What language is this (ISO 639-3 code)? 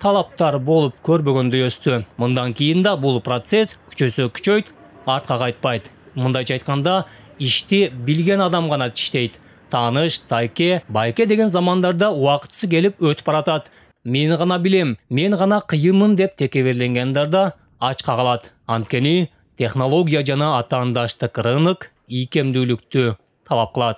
tur